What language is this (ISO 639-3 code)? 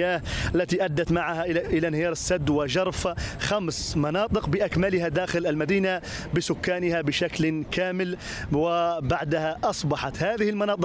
ara